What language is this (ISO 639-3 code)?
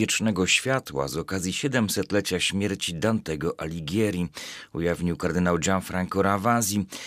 pol